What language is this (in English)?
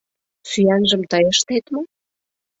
Mari